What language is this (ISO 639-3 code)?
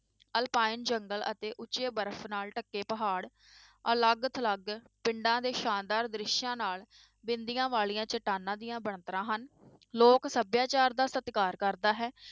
pan